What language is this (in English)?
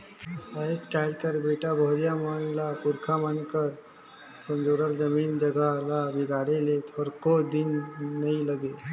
Chhattisgarhi